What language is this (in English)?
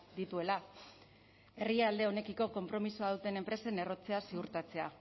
Basque